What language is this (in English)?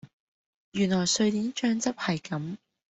Cantonese